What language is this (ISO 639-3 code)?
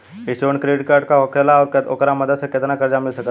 bho